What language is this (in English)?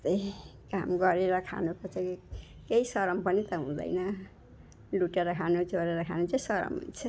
Nepali